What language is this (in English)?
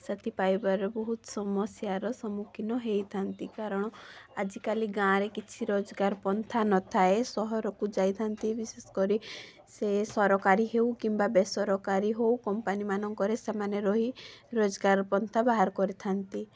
Odia